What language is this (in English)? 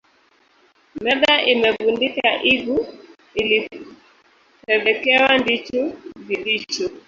Swahili